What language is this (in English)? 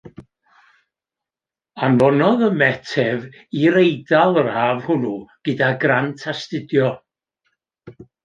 Welsh